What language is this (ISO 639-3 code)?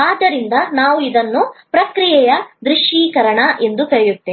kan